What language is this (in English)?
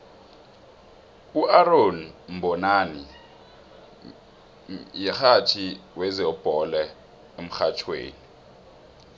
South Ndebele